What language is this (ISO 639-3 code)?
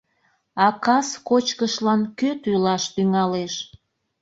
chm